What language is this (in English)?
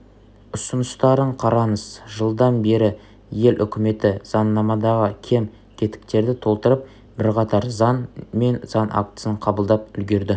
Kazakh